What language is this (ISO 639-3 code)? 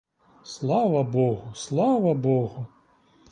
ukr